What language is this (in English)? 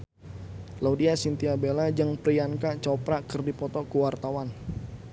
Sundanese